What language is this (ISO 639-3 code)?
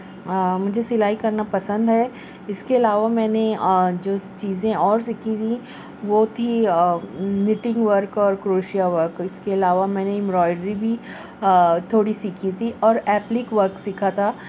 urd